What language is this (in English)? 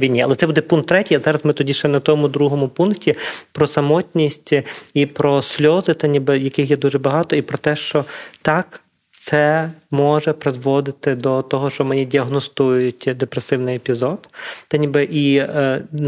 Ukrainian